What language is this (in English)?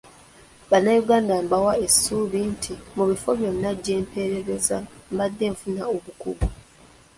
Ganda